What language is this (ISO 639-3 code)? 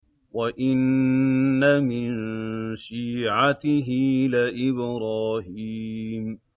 ara